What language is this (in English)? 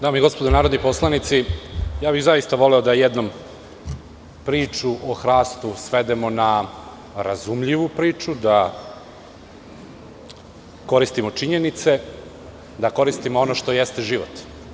Serbian